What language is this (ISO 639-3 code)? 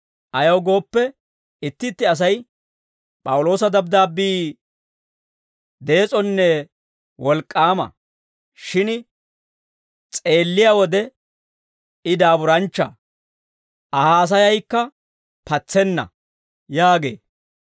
dwr